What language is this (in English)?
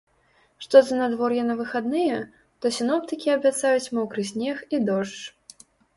Belarusian